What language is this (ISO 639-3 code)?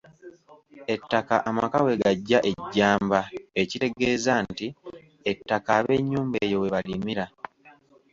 lug